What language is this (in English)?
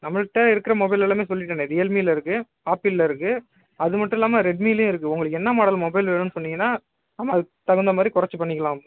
Tamil